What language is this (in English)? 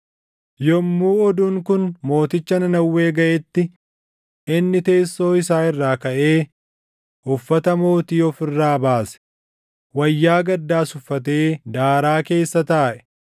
Oromo